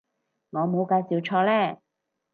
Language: Cantonese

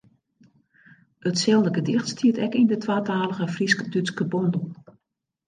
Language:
Western Frisian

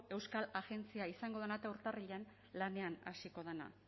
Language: Basque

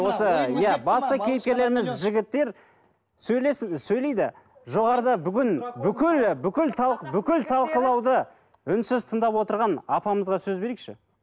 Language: Kazakh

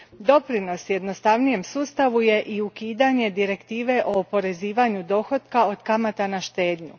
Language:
Croatian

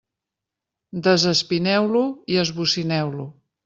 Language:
Catalan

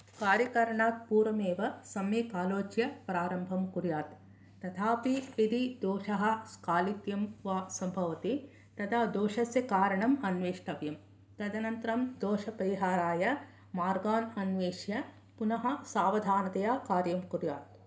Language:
Sanskrit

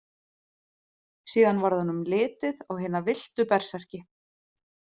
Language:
Icelandic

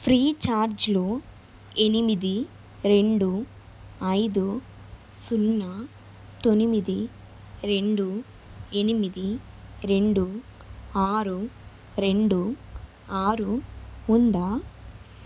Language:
Telugu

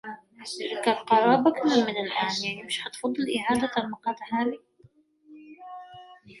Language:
Arabic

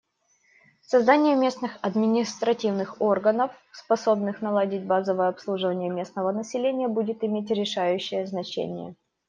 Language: Russian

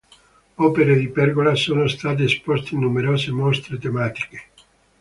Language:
Italian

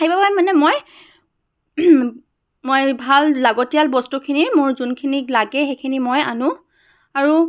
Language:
Assamese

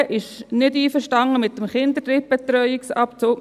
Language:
Swiss German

